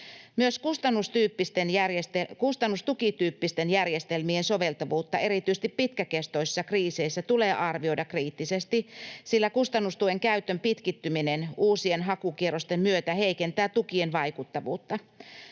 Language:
Finnish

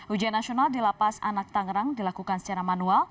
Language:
Indonesian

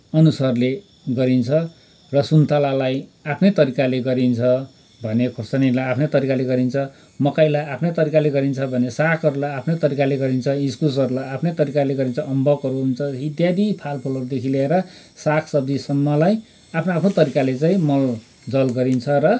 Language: Nepali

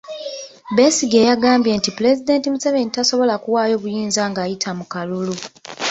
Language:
Ganda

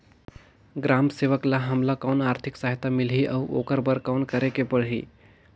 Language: Chhattisgarhi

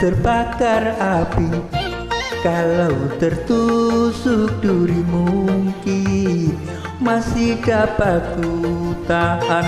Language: Indonesian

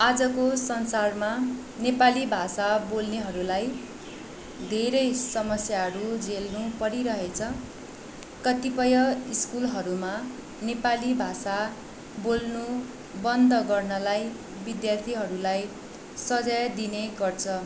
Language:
Nepali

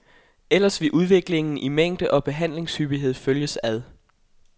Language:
Danish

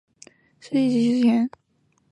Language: Chinese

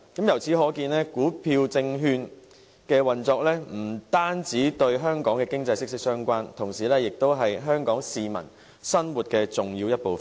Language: Cantonese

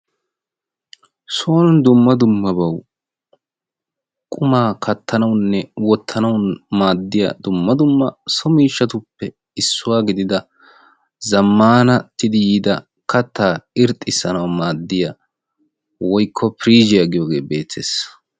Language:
Wolaytta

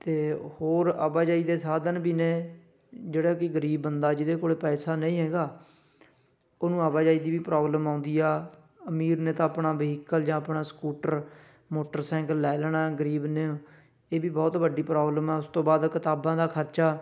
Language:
Punjabi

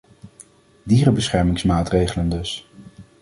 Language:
Dutch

